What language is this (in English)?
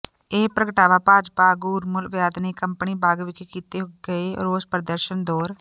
Punjabi